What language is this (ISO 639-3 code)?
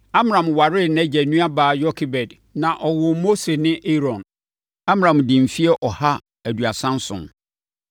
aka